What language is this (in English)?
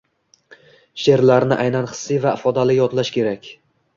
Uzbek